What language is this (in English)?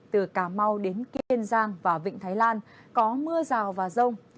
Vietnamese